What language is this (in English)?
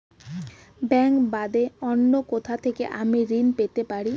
Bangla